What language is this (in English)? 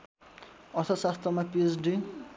Nepali